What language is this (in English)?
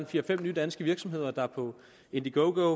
Danish